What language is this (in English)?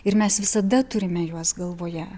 Lithuanian